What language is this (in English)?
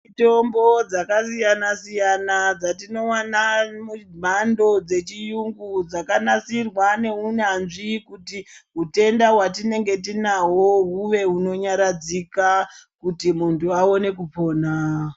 Ndau